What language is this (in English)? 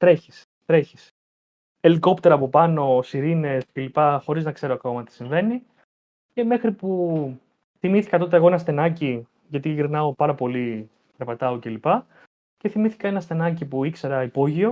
Greek